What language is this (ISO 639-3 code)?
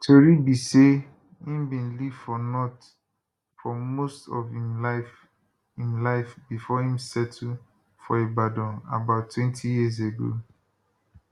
pcm